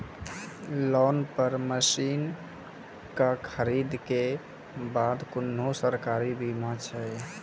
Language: Maithili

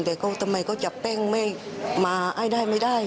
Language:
Thai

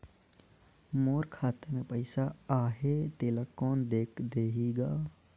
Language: Chhattisgarhi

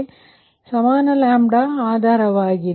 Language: Kannada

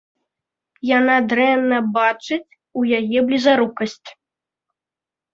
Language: Belarusian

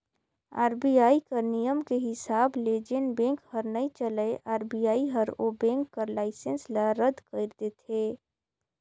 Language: Chhattisgarhi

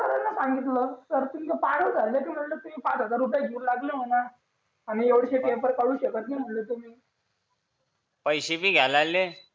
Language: Marathi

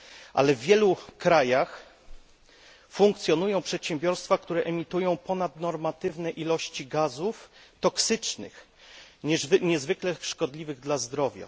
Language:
Polish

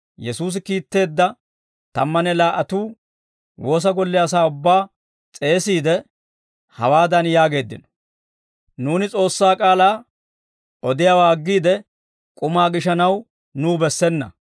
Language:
Dawro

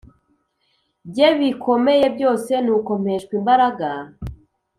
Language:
Kinyarwanda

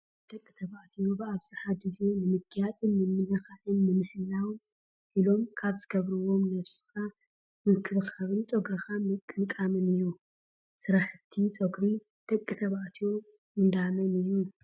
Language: Tigrinya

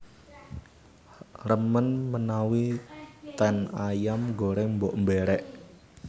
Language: Javanese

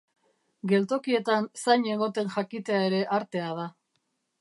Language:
Basque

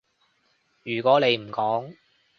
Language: Cantonese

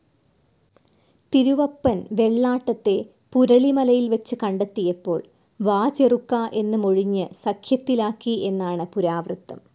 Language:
Malayalam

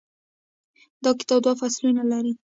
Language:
Pashto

